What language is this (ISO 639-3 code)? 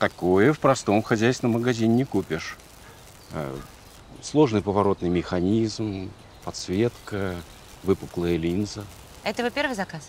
rus